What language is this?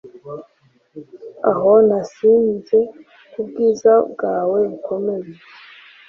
Kinyarwanda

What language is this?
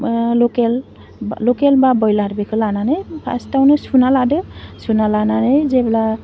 Bodo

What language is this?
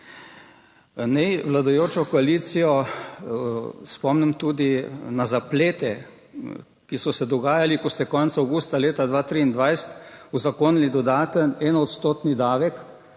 Slovenian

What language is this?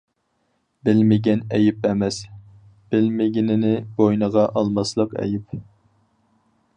Uyghur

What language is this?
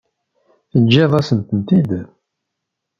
Kabyle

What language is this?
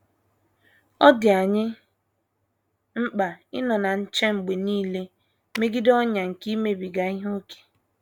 Igbo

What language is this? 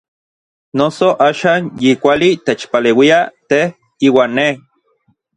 Orizaba Nahuatl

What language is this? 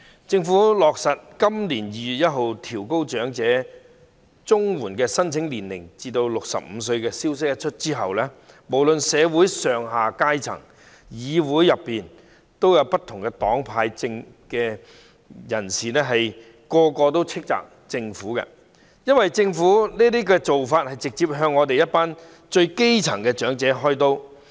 Cantonese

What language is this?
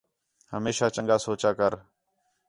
Khetrani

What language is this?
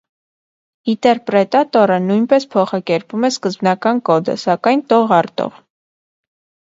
Armenian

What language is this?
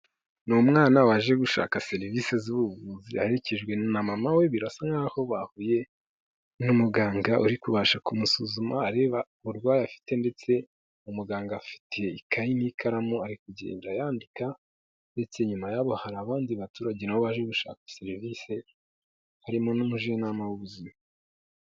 Kinyarwanda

